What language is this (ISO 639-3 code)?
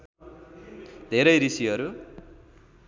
nep